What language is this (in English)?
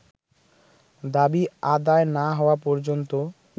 Bangla